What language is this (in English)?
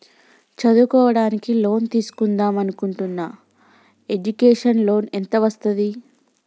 Telugu